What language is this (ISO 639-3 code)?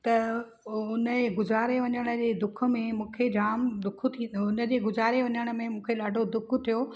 snd